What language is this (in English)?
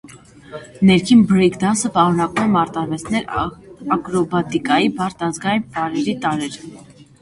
Armenian